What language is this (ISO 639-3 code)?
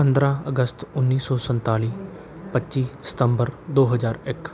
pan